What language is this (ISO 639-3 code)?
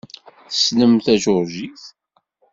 kab